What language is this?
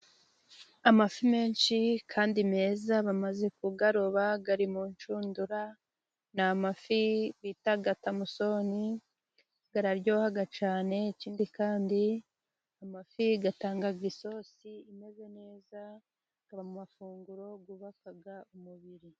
Kinyarwanda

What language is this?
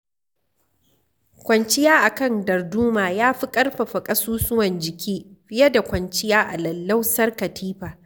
Hausa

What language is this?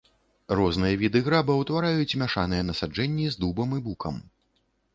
Belarusian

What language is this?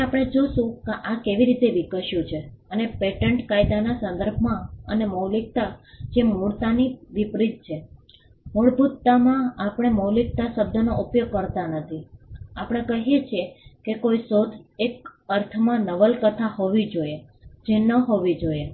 Gujarati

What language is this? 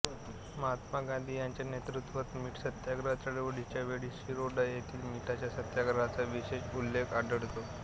Marathi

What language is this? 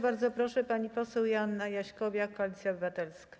Polish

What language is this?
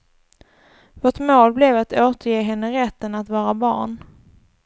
Swedish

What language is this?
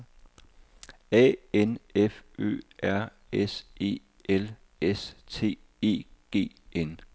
Danish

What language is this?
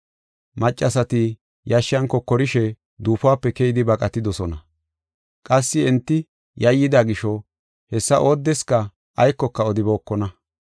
Gofa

